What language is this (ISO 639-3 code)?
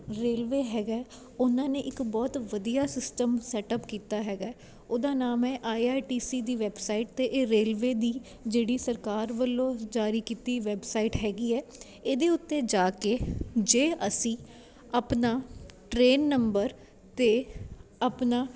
pan